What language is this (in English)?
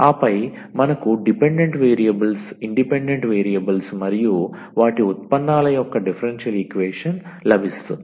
Telugu